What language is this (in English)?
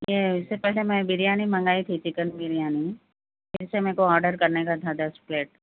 Urdu